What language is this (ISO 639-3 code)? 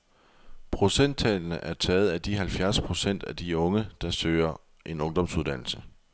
dan